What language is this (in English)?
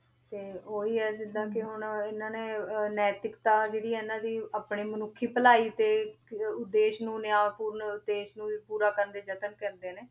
Punjabi